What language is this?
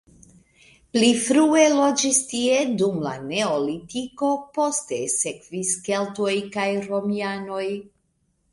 Esperanto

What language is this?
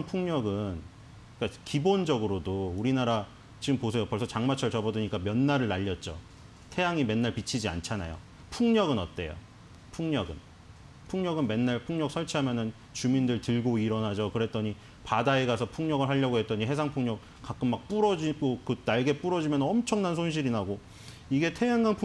Korean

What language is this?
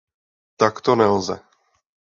Czech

